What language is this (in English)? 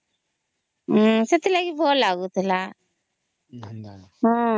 Odia